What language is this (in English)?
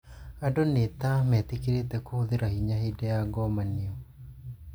Kikuyu